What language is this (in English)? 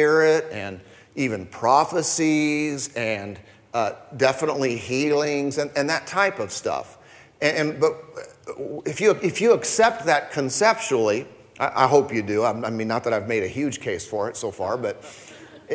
English